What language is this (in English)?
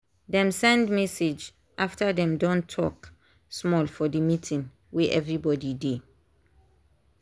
Nigerian Pidgin